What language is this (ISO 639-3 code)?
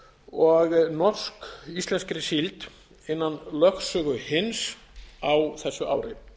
isl